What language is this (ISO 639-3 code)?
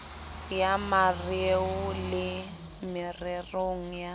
sot